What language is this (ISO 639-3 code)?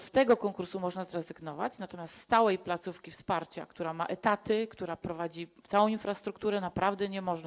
pol